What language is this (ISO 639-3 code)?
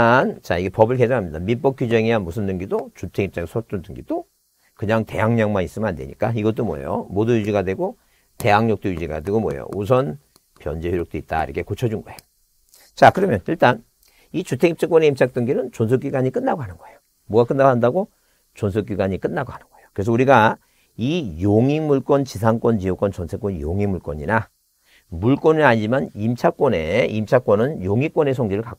kor